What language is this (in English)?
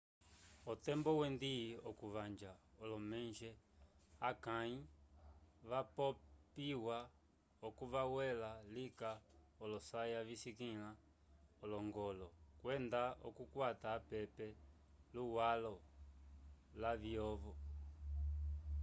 Umbundu